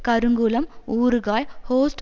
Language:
Tamil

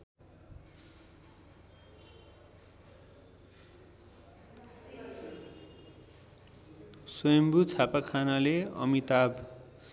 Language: Nepali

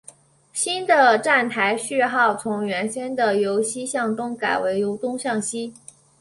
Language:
Chinese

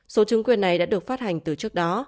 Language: Vietnamese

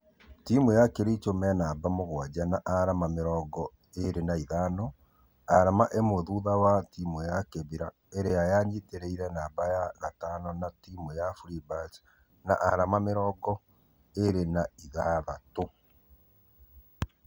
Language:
Kikuyu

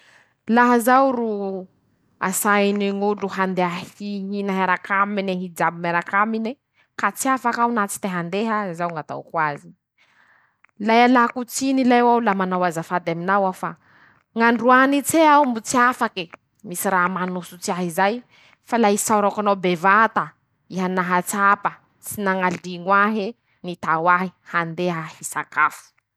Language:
Masikoro Malagasy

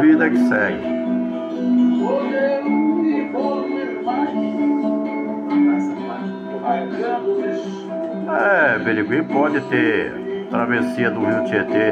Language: Portuguese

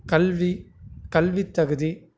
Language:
Tamil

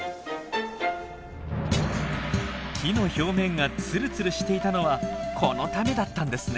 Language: Japanese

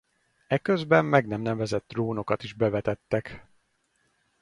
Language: Hungarian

